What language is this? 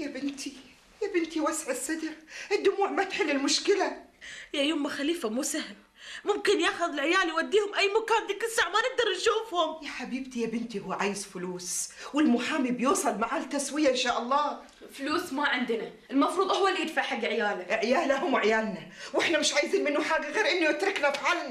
Arabic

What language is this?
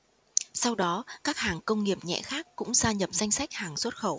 Vietnamese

